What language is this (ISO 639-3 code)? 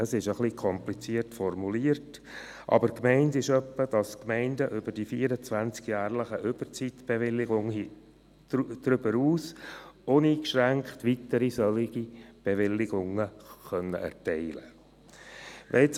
gsw